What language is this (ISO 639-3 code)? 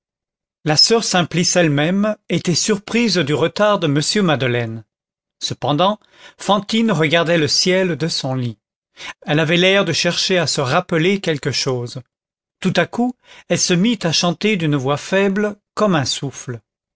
fra